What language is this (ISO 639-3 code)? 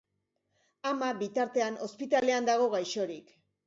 eus